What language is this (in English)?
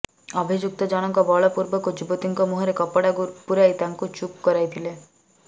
Odia